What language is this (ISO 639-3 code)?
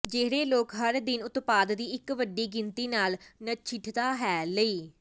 pan